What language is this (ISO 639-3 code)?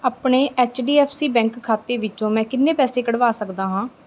pan